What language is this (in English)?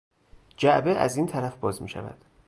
Persian